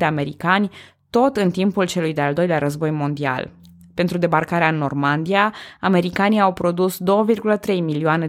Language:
Romanian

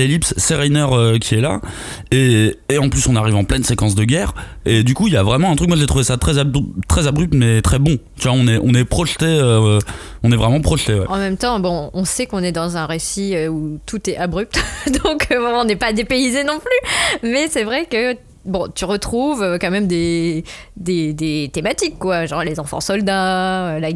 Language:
French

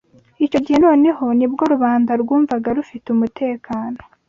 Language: Kinyarwanda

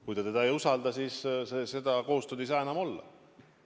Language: Estonian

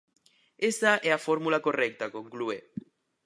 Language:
Galician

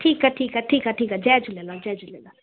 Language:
Sindhi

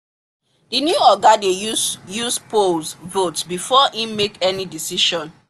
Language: Nigerian Pidgin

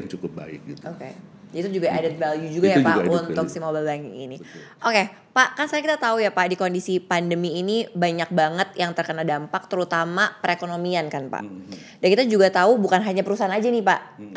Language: Indonesian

